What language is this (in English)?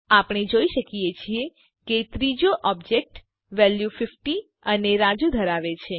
Gujarati